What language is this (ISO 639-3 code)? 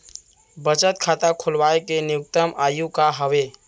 hne